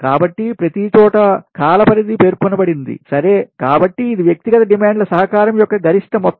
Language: Telugu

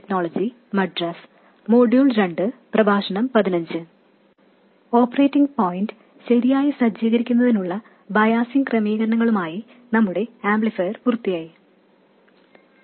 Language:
Malayalam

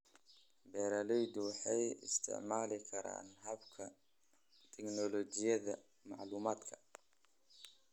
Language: Somali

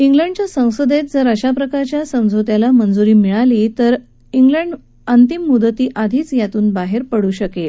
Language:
Marathi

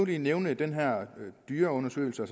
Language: Danish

